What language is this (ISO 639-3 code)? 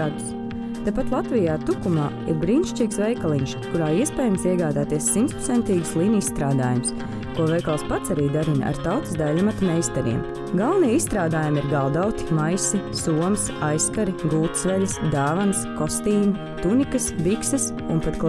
lav